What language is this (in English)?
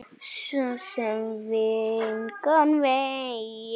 Icelandic